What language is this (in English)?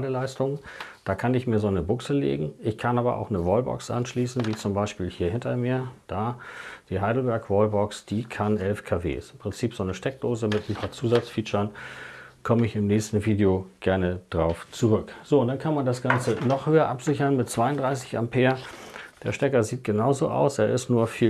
German